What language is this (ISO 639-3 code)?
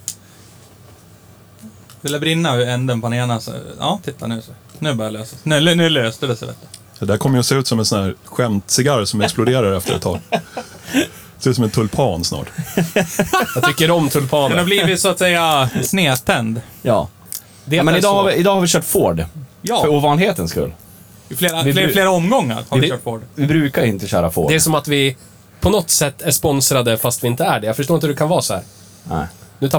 swe